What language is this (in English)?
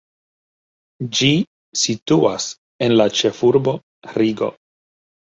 Esperanto